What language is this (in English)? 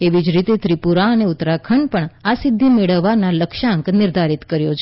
Gujarati